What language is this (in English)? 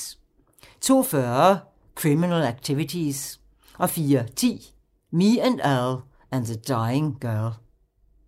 Danish